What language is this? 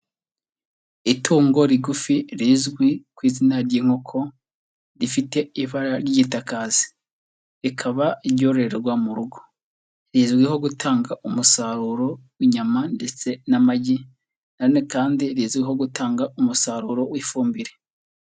Kinyarwanda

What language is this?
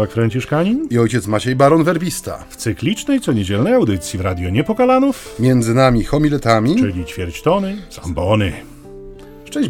Polish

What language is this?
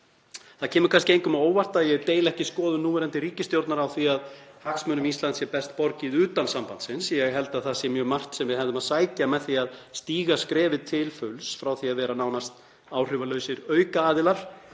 Icelandic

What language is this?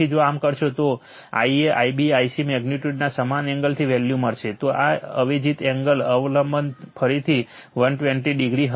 Gujarati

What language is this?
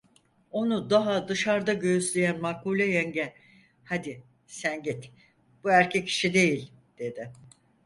Turkish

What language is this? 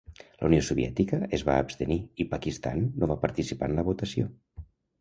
Catalan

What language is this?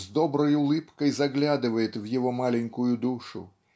Russian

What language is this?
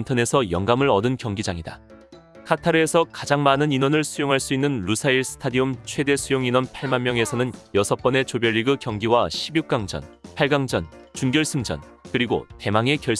Korean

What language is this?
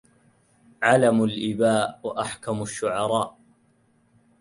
Arabic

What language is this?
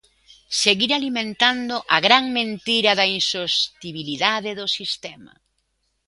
Galician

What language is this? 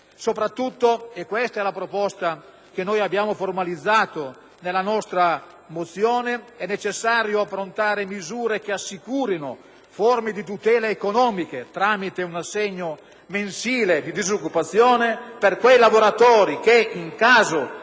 Italian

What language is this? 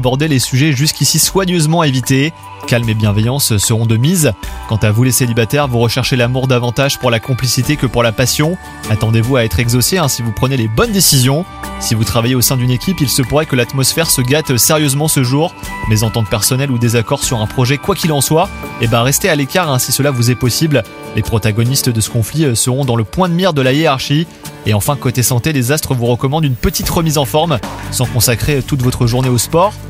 French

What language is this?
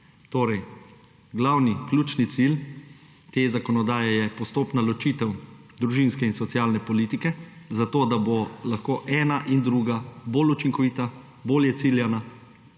Slovenian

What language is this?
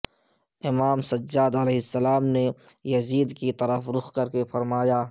Urdu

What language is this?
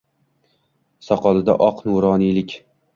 Uzbek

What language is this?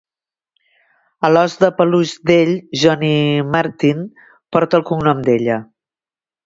Catalan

